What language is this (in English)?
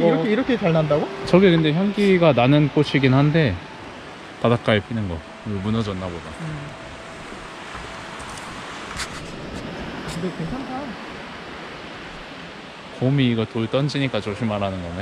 Korean